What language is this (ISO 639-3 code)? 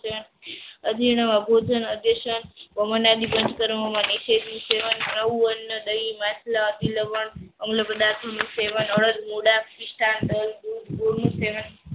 guj